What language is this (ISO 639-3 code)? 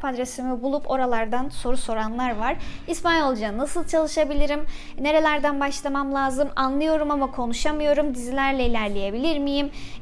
tur